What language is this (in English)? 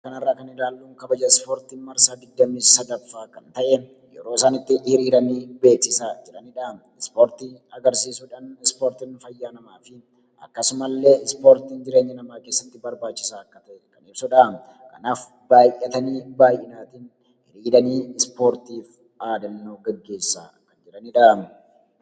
Oromo